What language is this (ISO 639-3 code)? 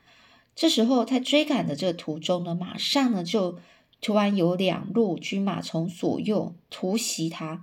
zho